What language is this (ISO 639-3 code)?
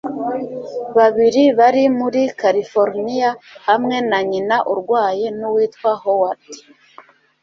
kin